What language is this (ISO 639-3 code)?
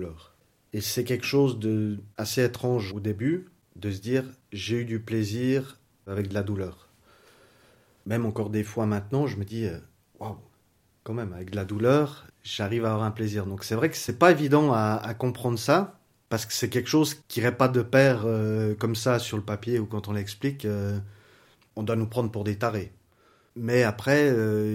fra